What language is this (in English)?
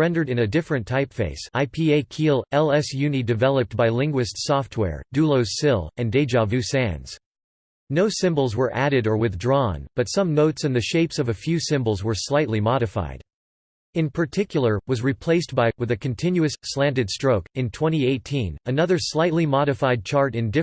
English